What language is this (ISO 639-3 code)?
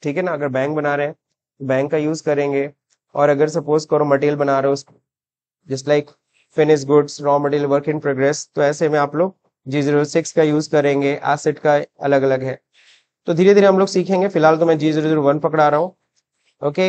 hin